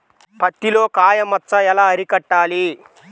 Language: Telugu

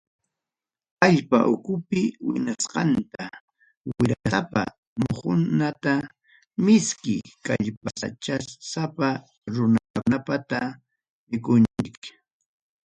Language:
Ayacucho Quechua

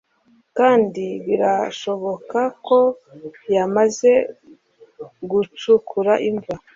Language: Kinyarwanda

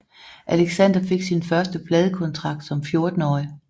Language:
Danish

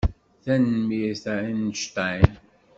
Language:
Kabyle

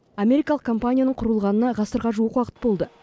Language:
Kazakh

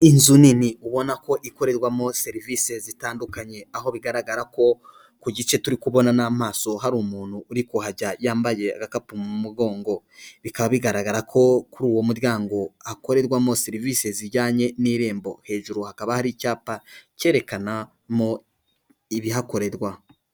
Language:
Kinyarwanda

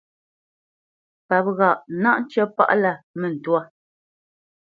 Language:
Bamenyam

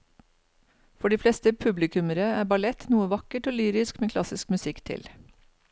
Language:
Norwegian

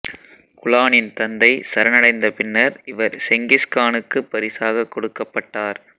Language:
Tamil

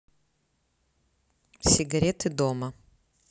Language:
Russian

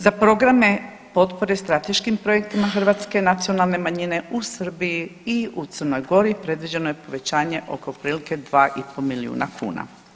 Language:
Croatian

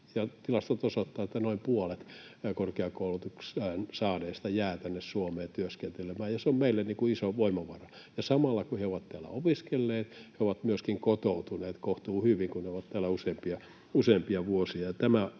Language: Finnish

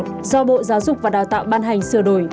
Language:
Vietnamese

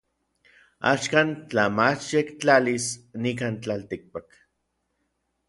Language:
Orizaba Nahuatl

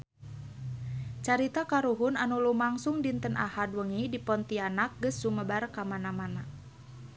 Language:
Sundanese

